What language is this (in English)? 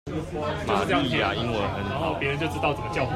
Chinese